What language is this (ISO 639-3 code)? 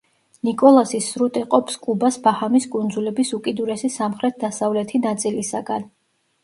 kat